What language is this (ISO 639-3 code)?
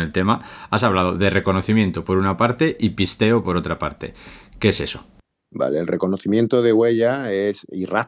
spa